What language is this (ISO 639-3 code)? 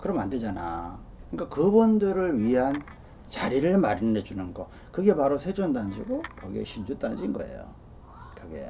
kor